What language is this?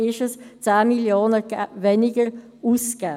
Swiss German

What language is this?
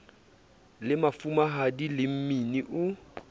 Southern Sotho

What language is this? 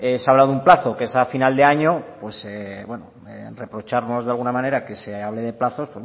Spanish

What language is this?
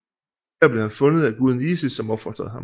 Danish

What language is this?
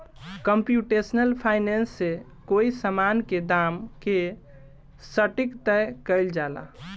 Bhojpuri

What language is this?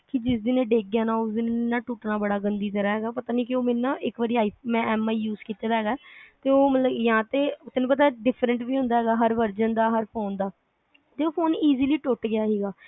Punjabi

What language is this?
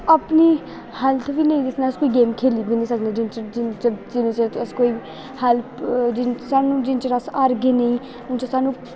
Dogri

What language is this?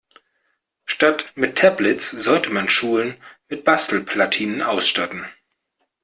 German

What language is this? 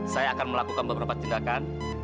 Indonesian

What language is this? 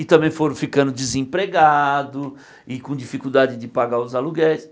Portuguese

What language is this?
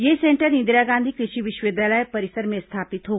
Hindi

